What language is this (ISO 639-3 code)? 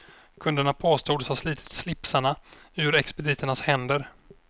swe